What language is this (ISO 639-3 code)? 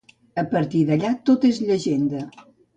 cat